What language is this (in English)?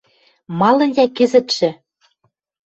Western Mari